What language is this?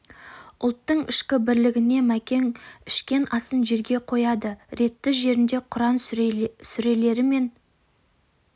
Kazakh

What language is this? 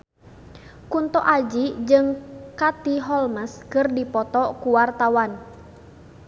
Sundanese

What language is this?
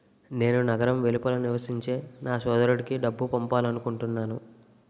Telugu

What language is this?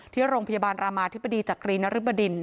Thai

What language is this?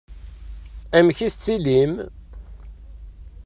Kabyle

